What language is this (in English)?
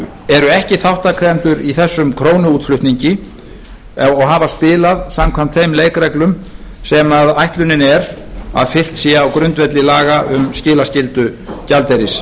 Icelandic